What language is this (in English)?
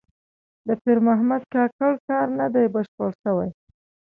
Pashto